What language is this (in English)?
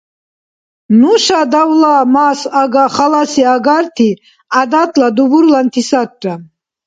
Dargwa